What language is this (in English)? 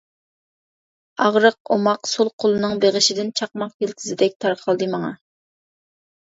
Uyghur